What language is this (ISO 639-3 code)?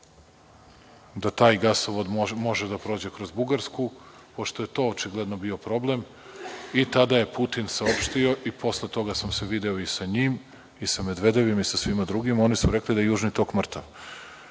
srp